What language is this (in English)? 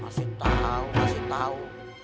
Indonesian